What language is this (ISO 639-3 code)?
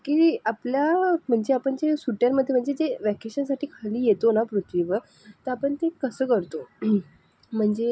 mar